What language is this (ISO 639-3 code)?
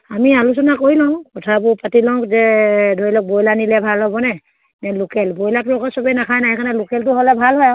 asm